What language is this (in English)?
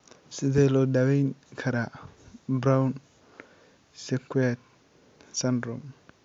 Somali